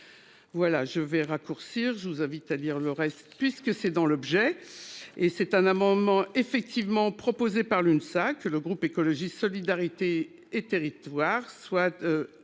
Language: French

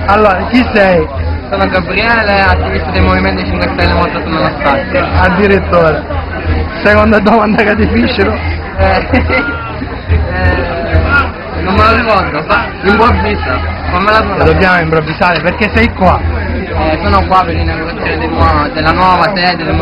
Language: Italian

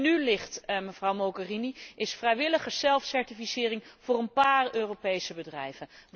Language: Dutch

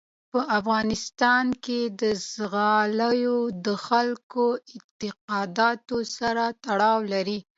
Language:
Pashto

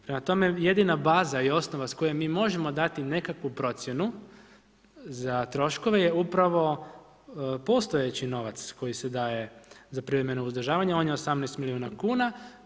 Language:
Croatian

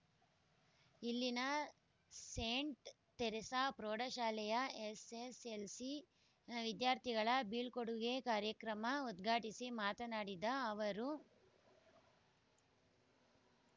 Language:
Kannada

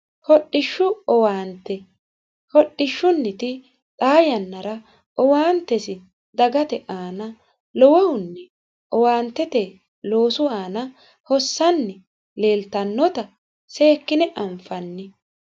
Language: Sidamo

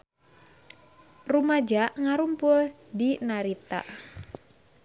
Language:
Sundanese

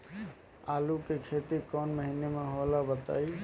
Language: Bhojpuri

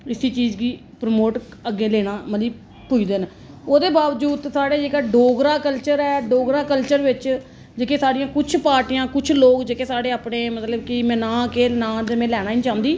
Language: Dogri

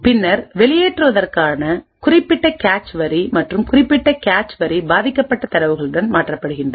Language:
Tamil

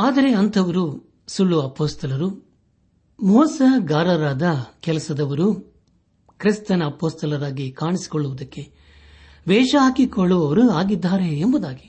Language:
Kannada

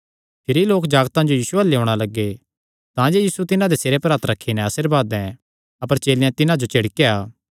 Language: Kangri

